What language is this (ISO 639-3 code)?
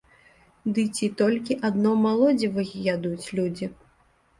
bel